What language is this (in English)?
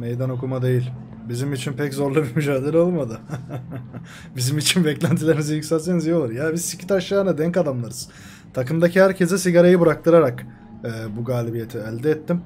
Turkish